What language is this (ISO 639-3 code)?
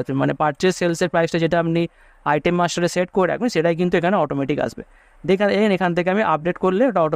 ben